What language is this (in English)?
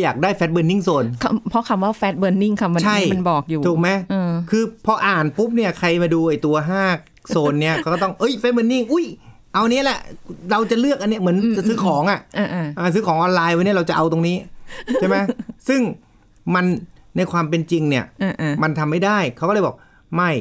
Thai